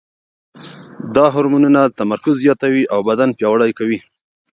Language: Pashto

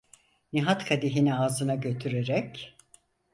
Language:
Turkish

